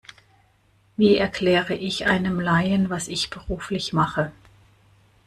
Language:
German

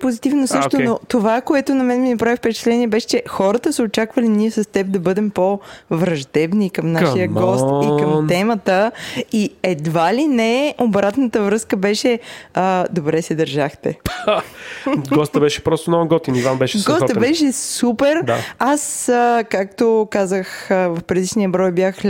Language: Bulgarian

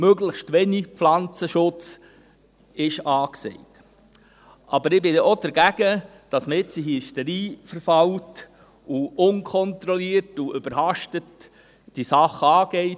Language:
Swiss German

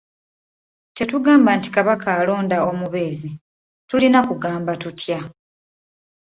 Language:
Ganda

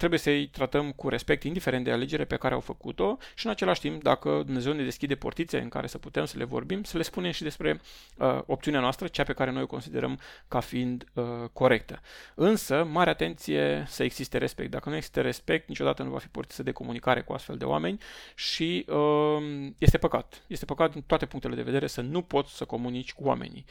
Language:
Romanian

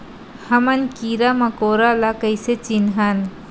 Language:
Chhattisgarhi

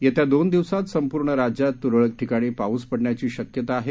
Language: Marathi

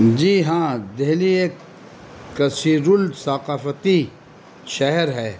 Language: Urdu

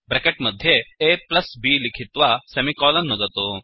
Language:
Sanskrit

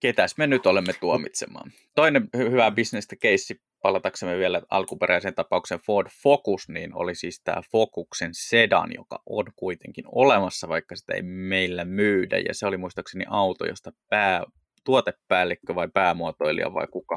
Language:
Finnish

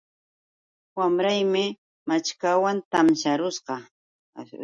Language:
Yauyos Quechua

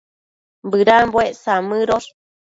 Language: Matsés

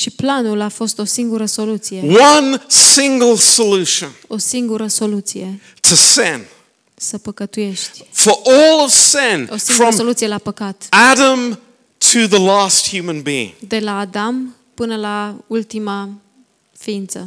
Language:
Romanian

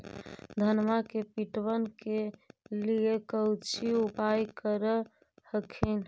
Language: Magahi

